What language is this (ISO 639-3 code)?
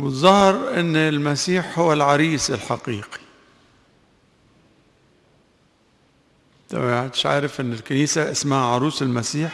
ara